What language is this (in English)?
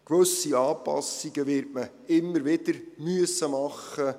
Swiss German